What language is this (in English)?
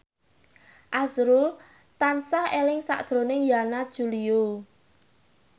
Javanese